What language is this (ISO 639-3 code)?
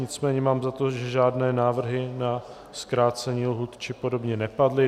ces